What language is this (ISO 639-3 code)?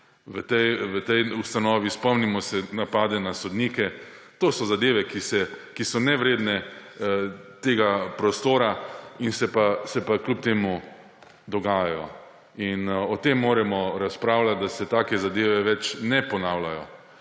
slv